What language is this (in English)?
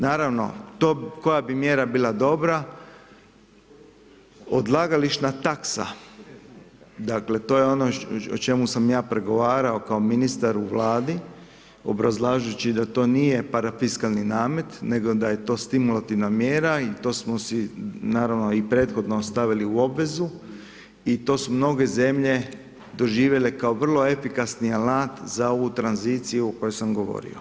Croatian